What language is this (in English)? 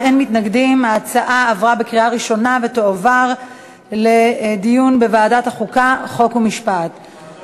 Hebrew